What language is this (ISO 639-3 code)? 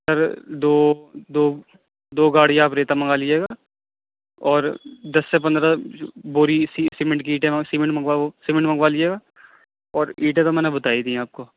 urd